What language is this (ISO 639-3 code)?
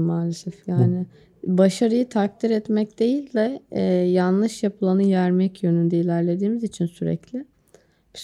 tur